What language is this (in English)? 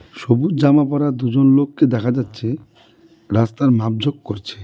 Bangla